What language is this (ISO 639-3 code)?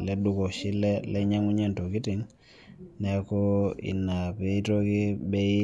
mas